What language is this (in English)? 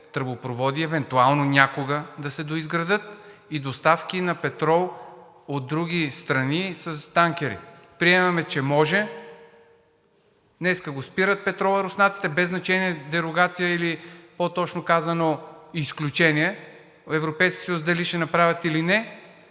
Bulgarian